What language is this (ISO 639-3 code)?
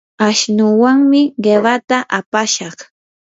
qur